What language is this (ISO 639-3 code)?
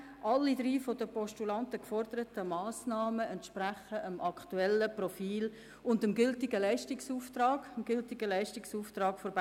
gsw